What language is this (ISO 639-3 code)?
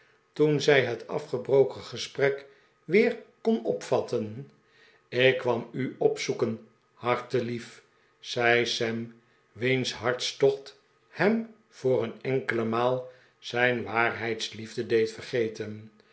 nld